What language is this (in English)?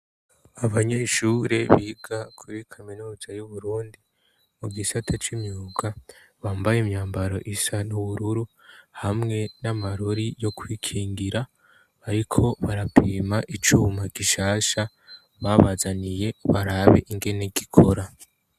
Rundi